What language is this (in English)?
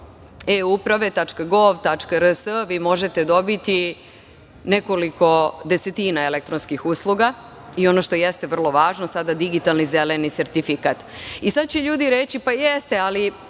Serbian